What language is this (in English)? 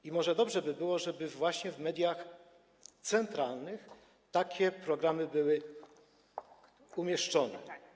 Polish